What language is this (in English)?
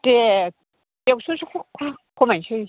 Bodo